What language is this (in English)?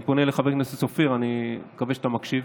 Hebrew